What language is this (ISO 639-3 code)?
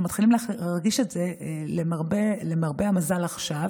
heb